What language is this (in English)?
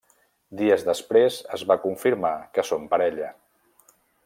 Catalan